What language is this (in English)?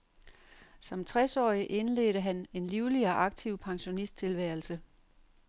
Danish